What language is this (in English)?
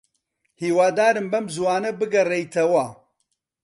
Central Kurdish